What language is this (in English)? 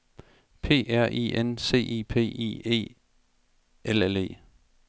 Danish